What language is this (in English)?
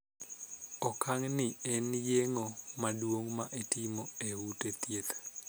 Luo (Kenya and Tanzania)